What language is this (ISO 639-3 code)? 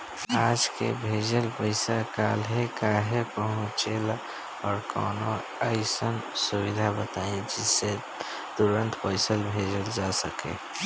bho